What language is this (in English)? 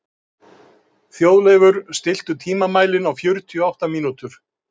Icelandic